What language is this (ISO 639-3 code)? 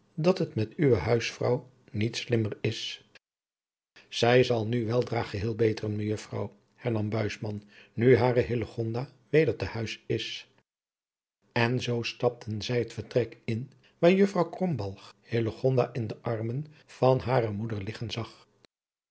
nld